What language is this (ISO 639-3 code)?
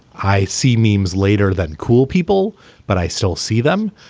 eng